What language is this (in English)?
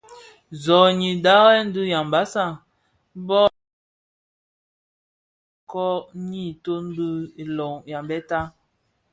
Bafia